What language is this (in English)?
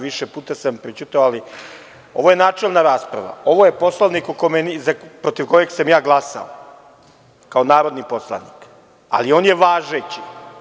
Serbian